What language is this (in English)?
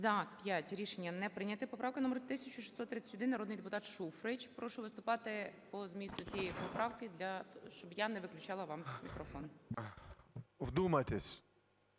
Ukrainian